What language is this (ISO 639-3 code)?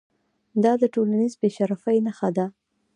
pus